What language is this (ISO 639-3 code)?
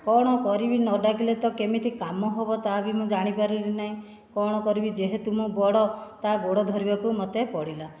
ori